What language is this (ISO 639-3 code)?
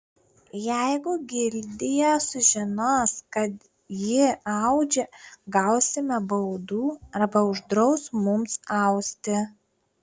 lit